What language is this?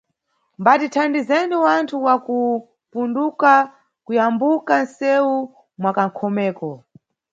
Nyungwe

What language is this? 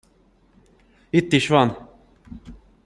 Hungarian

